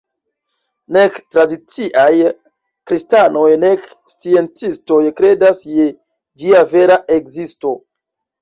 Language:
Esperanto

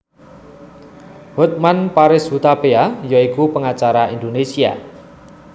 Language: Javanese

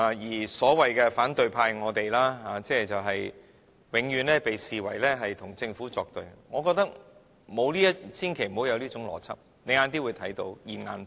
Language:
Cantonese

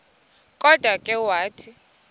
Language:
Xhosa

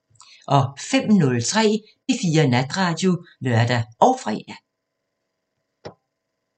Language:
Danish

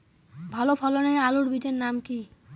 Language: Bangla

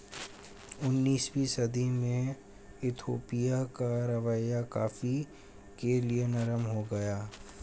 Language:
Hindi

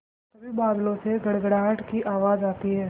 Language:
Hindi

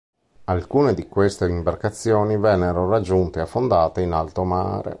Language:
Italian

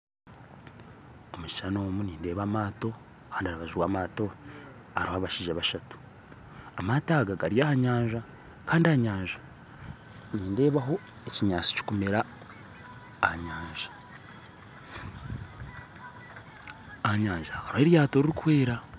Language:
Nyankole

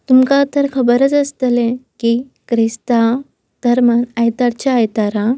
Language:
Konkani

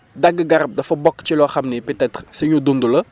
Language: Wolof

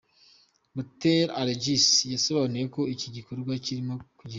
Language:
Kinyarwanda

